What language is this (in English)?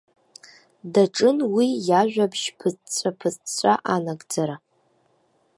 Abkhazian